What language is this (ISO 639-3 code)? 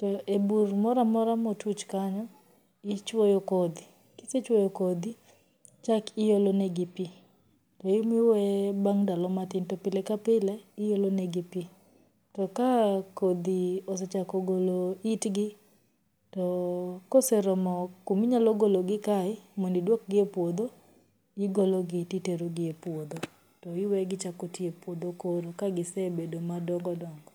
luo